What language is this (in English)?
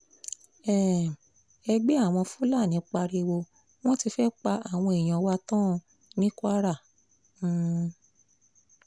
Yoruba